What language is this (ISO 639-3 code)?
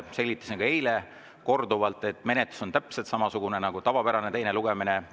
est